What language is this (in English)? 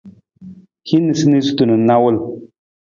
Nawdm